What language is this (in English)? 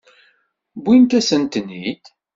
Kabyle